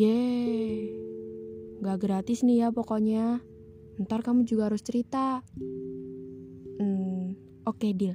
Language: Indonesian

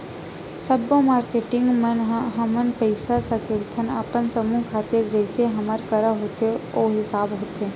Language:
Chhattisgarhi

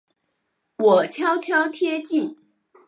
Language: Chinese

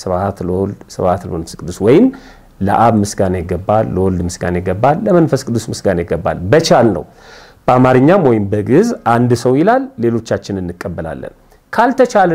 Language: Arabic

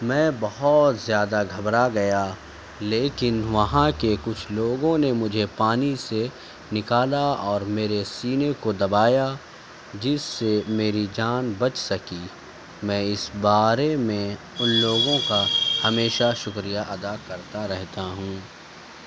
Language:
Urdu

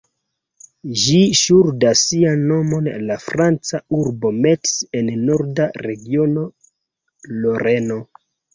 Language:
Esperanto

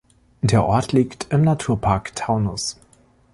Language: German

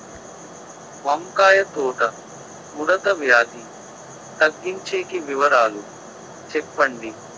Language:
Telugu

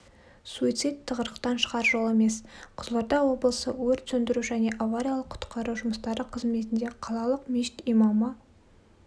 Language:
Kazakh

